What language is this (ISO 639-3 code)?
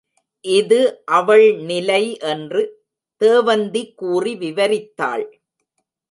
tam